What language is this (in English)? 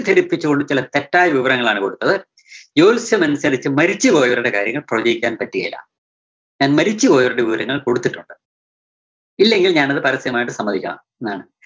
Malayalam